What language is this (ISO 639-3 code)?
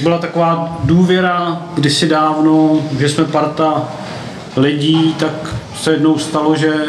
ces